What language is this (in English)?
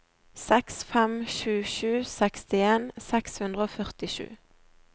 Norwegian